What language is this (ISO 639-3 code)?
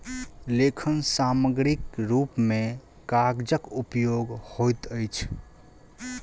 mai